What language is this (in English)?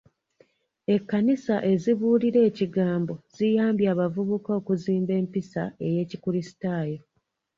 Ganda